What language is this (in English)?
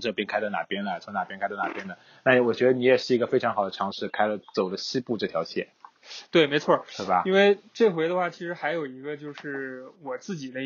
Chinese